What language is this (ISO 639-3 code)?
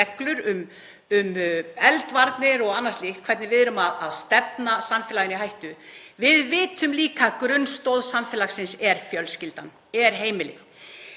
isl